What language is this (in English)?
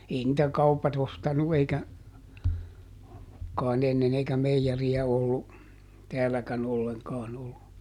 Finnish